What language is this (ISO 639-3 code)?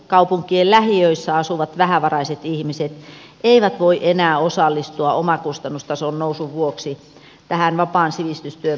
fin